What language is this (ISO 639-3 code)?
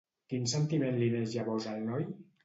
cat